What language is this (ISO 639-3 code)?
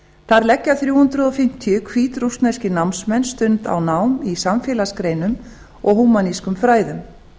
isl